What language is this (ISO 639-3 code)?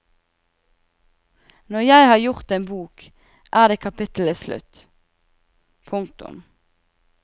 nor